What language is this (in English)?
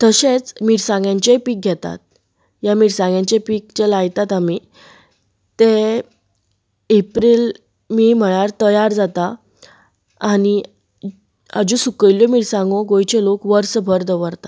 Konkani